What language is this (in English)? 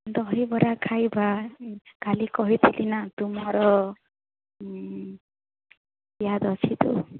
Odia